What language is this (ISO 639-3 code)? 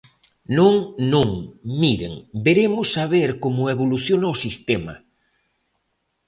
glg